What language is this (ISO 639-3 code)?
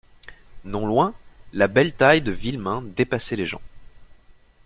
fra